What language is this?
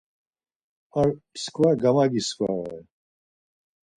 Laz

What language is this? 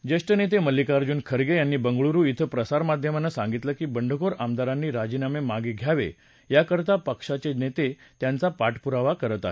Marathi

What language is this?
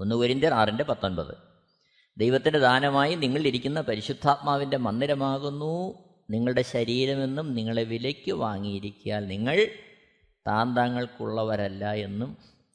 Malayalam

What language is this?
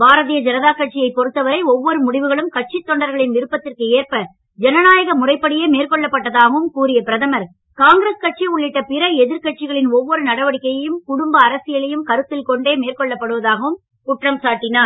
Tamil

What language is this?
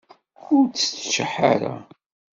Kabyle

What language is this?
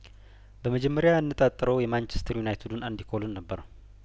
Amharic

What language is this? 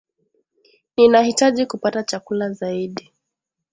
Swahili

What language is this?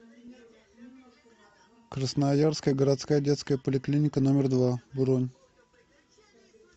Russian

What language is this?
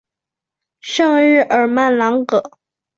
Chinese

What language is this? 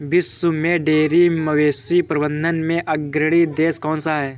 Hindi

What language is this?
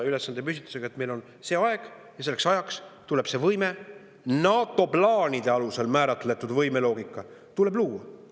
Estonian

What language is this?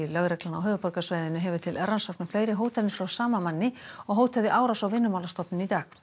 Icelandic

